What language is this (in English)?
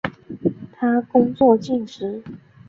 Chinese